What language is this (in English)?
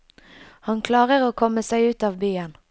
Norwegian